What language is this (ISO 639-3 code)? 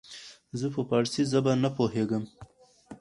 pus